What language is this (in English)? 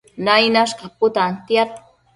Matsés